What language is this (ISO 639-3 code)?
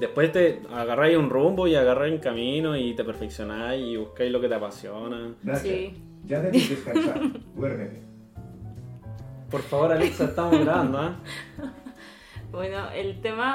spa